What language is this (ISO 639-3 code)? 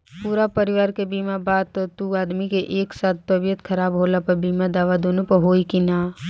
bho